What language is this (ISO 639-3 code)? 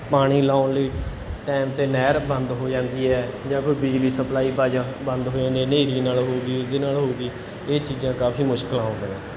pan